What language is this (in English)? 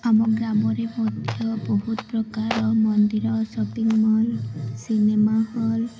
Odia